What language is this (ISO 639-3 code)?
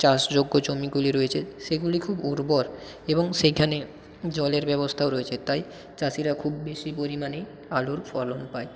ben